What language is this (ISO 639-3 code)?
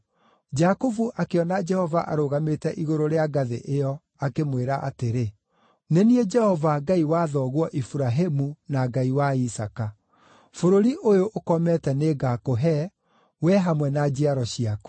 kik